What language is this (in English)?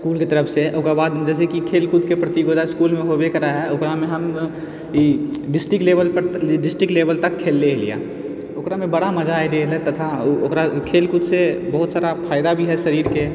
Maithili